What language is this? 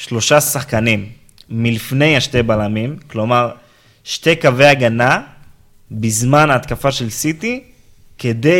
Hebrew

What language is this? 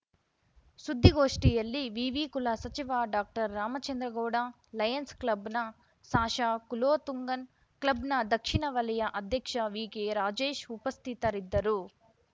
Kannada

